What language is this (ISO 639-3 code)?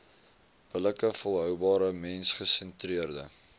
afr